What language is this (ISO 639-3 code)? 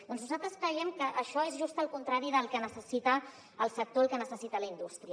cat